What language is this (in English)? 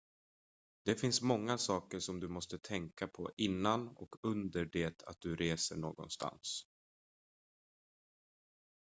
Swedish